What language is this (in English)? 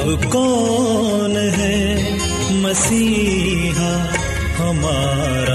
Urdu